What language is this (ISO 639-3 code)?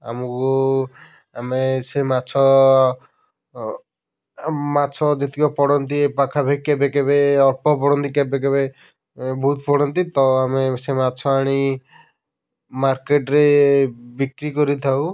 ori